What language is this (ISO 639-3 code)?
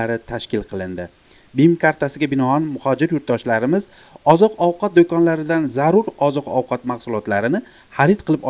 tur